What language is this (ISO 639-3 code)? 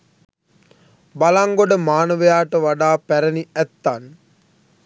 sin